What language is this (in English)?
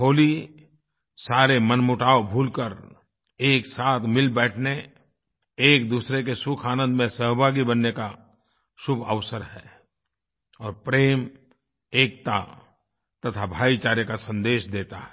Hindi